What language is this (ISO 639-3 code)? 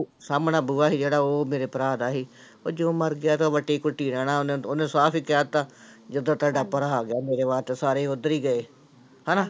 pan